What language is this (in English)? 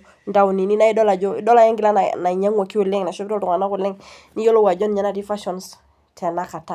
Masai